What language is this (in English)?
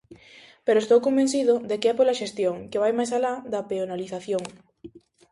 Galician